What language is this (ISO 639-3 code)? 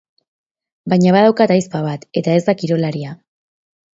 eus